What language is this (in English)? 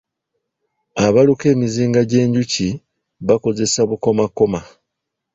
Ganda